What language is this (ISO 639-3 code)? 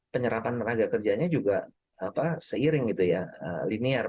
ind